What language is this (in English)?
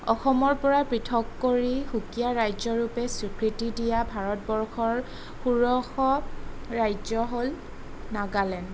Assamese